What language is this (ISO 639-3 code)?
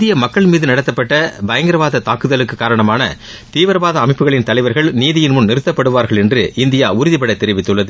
tam